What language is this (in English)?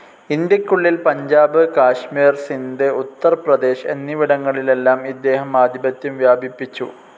Malayalam